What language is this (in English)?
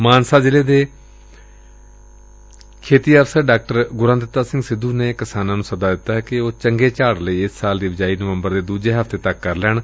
Punjabi